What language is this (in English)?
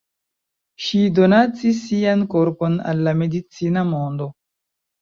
Esperanto